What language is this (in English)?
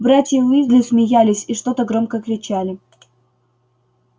Russian